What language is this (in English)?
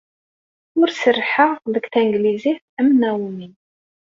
Kabyle